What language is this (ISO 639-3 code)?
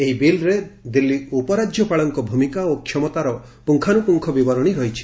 ori